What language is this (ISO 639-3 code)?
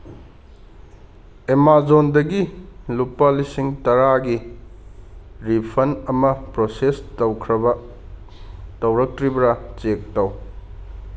mni